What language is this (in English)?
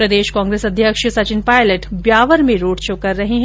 Hindi